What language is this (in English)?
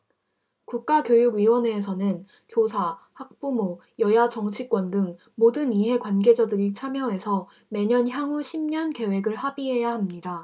Korean